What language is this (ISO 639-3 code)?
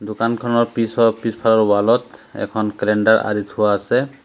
asm